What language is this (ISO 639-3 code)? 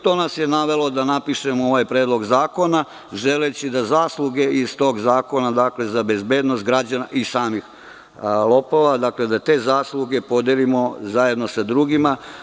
srp